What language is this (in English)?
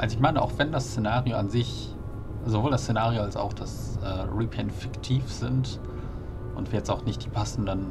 German